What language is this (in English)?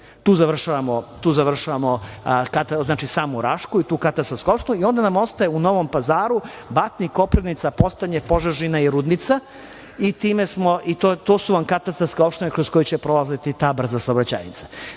Serbian